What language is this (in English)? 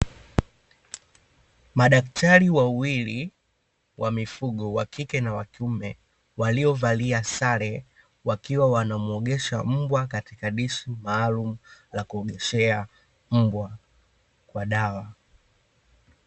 Swahili